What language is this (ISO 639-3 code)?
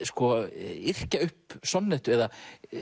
isl